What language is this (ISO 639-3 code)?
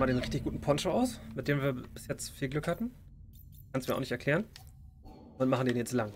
deu